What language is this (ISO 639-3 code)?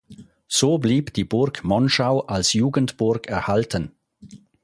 deu